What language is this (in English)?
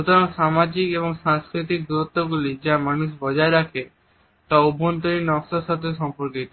Bangla